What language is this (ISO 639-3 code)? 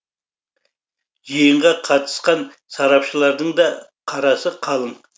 kaz